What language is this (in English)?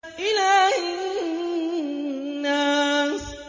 Arabic